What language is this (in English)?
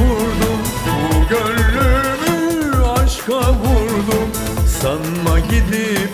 Turkish